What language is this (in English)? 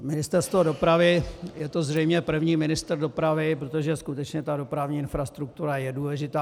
Czech